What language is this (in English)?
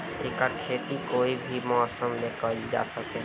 Bhojpuri